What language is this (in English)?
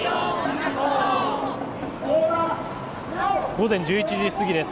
Japanese